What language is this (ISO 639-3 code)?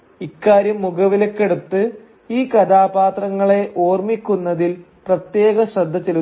mal